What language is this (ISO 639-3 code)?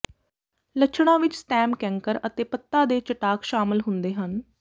pan